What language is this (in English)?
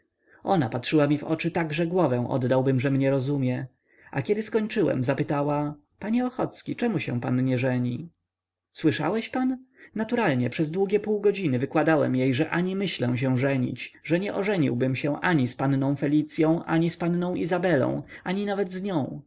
Polish